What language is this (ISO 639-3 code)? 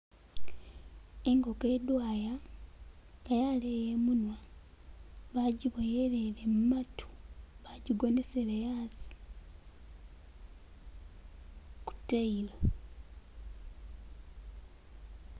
myx